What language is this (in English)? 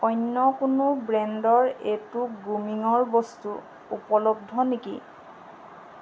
Assamese